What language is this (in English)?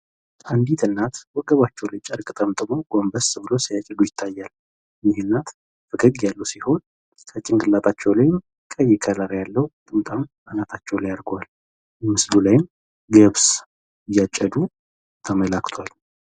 Amharic